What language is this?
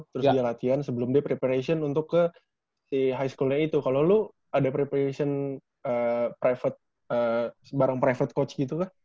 Indonesian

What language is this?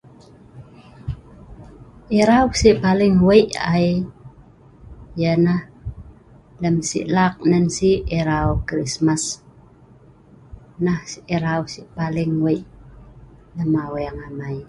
Sa'ban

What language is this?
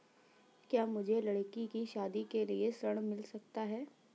Hindi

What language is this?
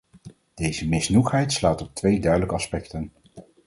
Dutch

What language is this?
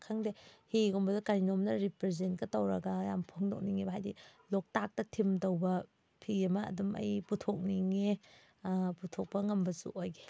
Manipuri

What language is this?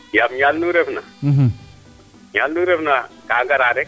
Serer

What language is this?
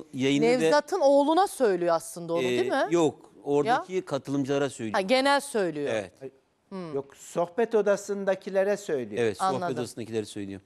Turkish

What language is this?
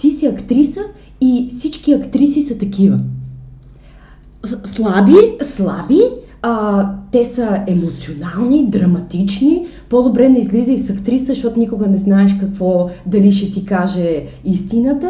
Bulgarian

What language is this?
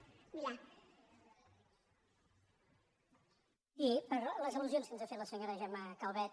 Catalan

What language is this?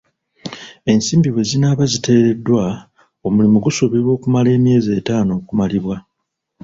Ganda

